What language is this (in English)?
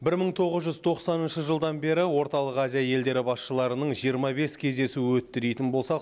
Kazakh